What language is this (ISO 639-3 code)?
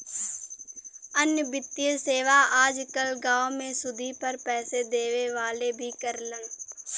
bho